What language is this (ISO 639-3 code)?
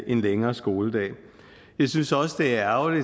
dan